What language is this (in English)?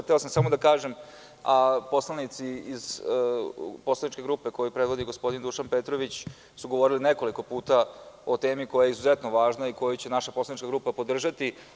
Serbian